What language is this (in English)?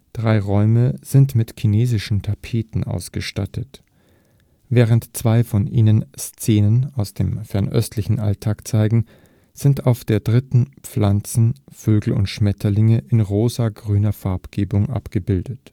German